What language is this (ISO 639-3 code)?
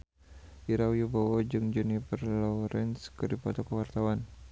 sun